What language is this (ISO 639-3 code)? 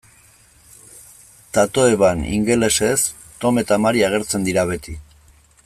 eus